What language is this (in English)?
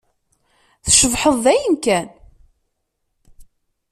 Kabyle